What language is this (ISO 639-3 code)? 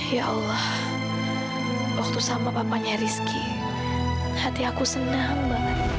ind